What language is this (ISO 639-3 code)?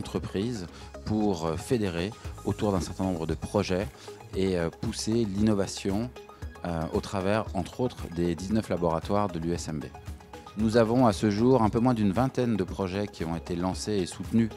fra